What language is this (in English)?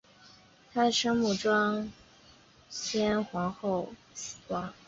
Chinese